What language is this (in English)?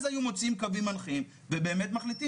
Hebrew